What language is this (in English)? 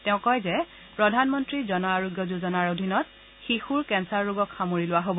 Assamese